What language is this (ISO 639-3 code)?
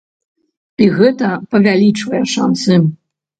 bel